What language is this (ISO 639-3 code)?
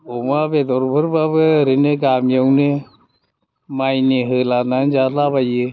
brx